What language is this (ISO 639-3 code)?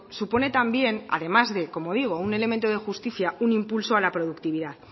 spa